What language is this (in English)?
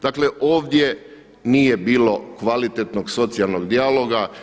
Croatian